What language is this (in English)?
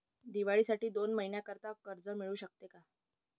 Marathi